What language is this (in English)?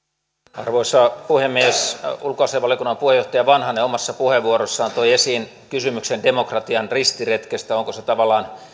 Finnish